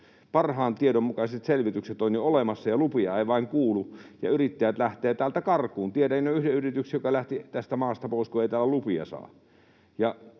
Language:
Finnish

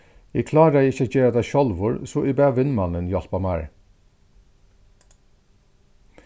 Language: Faroese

